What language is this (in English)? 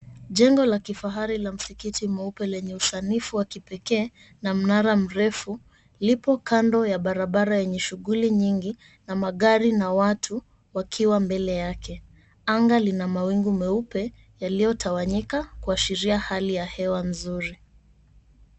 Swahili